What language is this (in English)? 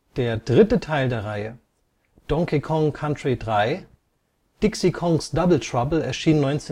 German